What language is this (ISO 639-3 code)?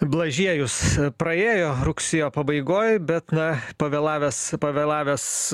lit